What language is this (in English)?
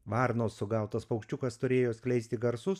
Lithuanian